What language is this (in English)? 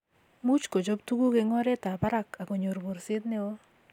Kalenjin